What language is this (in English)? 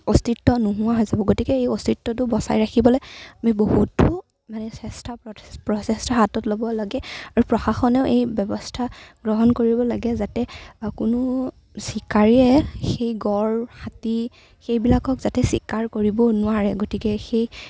Assamese